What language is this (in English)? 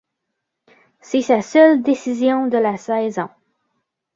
French